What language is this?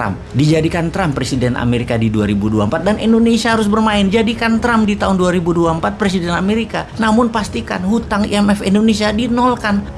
Indonesian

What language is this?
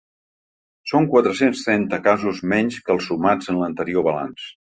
Catalan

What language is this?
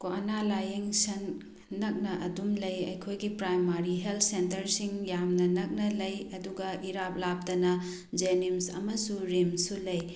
Manipuri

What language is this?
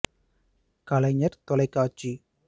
Tamil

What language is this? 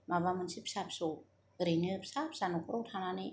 Bodo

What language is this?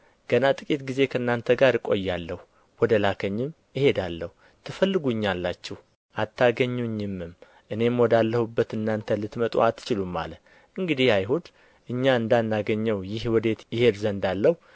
Amharic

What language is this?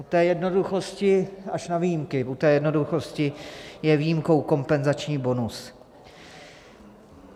Czech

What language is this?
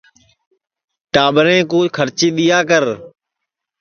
Sansi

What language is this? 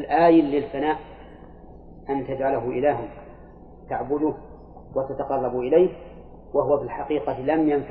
Arabic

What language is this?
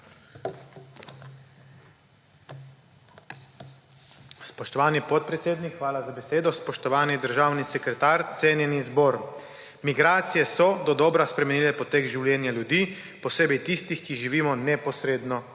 Slovenian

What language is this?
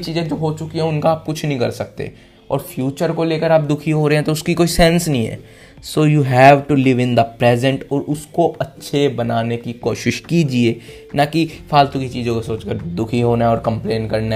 Hindi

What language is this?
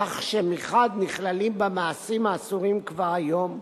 Hebrew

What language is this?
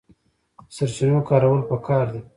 Pashto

